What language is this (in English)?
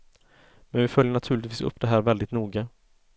Swedish